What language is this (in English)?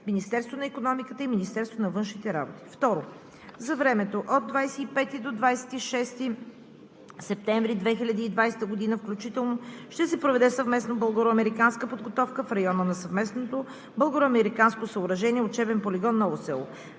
Bulgarian